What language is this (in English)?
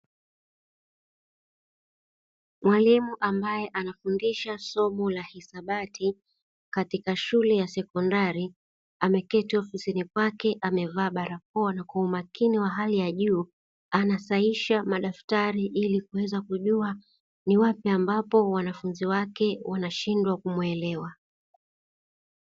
Swahili